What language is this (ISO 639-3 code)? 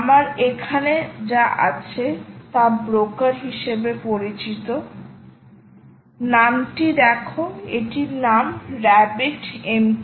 ben